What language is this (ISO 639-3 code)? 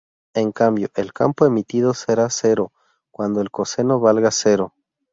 spa